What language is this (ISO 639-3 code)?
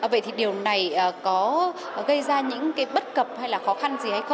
vie